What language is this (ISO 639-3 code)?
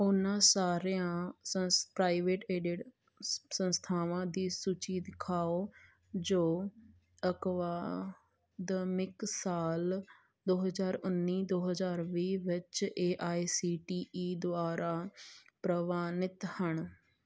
pan